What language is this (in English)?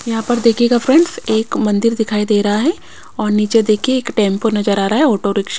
Hindi